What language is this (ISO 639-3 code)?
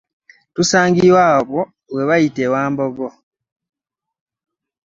lug